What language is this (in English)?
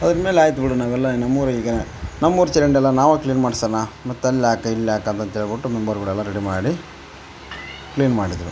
Kannada